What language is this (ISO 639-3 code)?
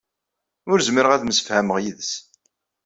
kab